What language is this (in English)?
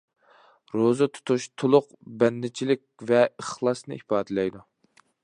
Uyghur